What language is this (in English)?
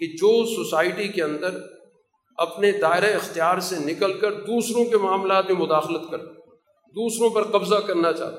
Urdu